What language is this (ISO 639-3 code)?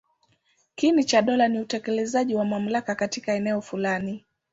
swa